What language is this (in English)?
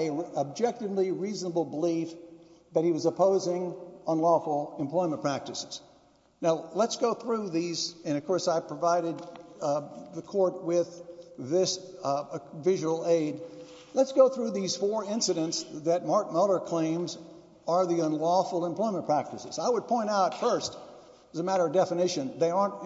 English